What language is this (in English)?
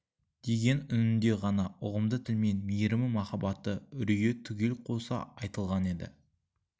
Kazakh